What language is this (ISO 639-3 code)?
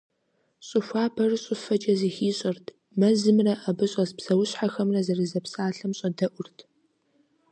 kbd